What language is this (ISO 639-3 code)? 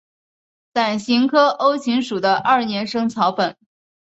zho